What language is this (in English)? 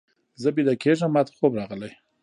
Pashto